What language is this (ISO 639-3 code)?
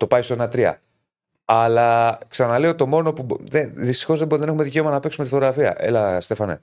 ell